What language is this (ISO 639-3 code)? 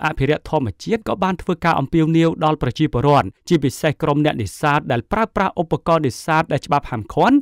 tha